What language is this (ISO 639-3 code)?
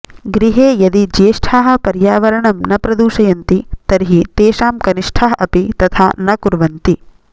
san